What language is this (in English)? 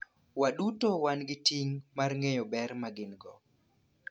Luo (Kenya and Tanzania)